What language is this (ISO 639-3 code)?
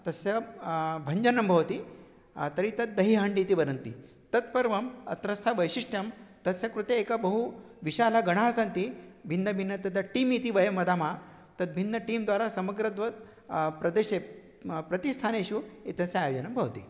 san